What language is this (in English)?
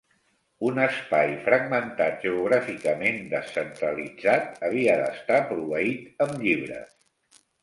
Catalan